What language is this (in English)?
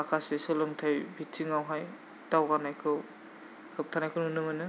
Bodo